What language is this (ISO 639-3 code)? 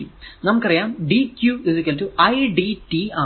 mal